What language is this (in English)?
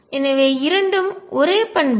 Tamil